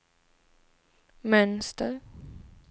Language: Swedish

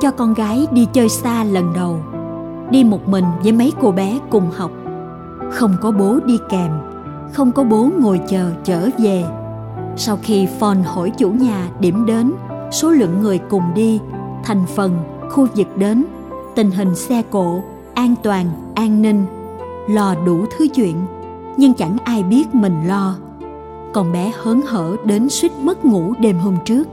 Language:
Vietnamese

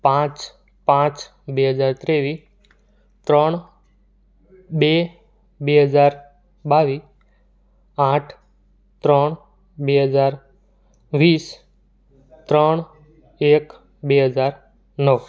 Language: Gujarati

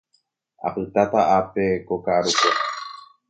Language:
Guarani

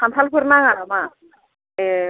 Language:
Bodo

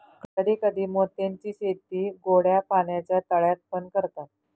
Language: Marathi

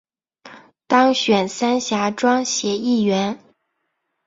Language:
Chinese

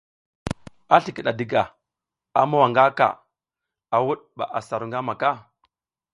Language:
South Giziga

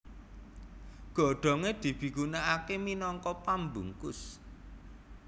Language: Javanese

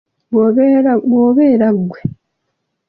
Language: Ganda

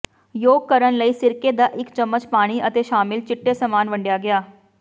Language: Punjabi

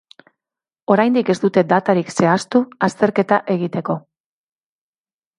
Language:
Basque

